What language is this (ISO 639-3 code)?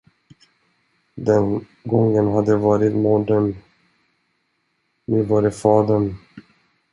swe